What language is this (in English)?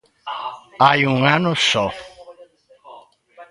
Galician